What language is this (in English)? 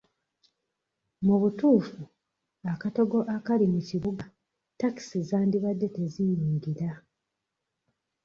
Ganda